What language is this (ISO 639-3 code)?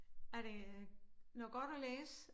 dan